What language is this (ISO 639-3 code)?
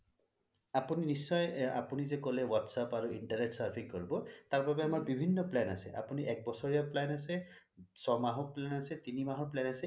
asm